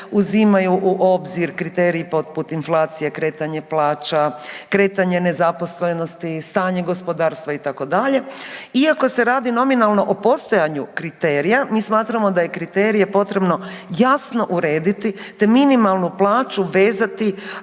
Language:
Croatian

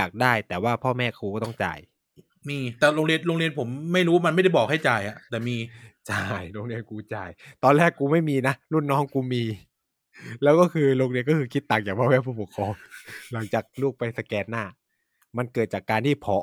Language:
Thai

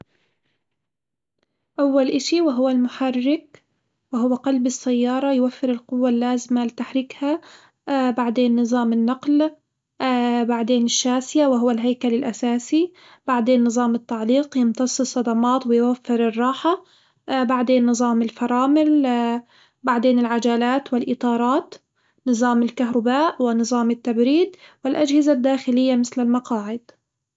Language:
Hijazi Arabic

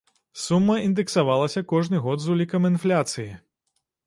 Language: Belarusian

